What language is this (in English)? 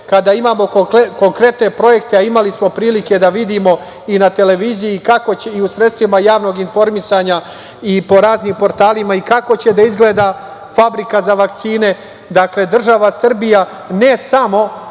Serbian